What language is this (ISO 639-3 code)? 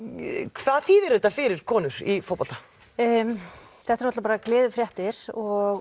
isl